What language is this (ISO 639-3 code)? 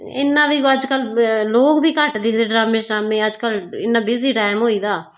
doi